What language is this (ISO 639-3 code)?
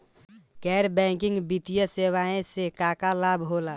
bho